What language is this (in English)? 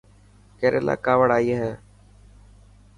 Dhatki